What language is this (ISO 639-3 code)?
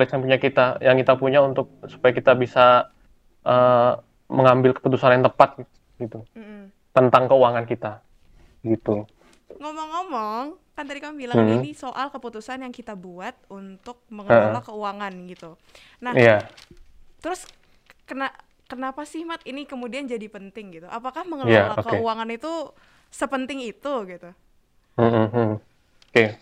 ind